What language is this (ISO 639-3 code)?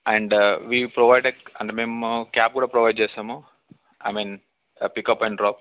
tel